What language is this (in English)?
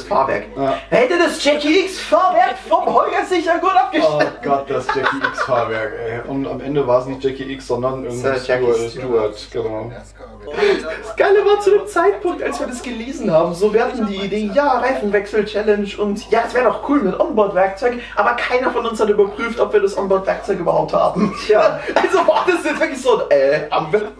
German